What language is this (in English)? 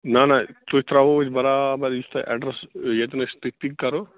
Kashmiri